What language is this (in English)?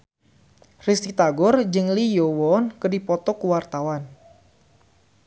Sundanese